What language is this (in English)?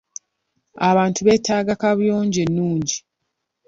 Ganda